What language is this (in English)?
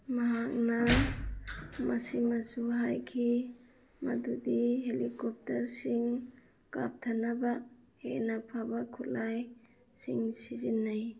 Manipuri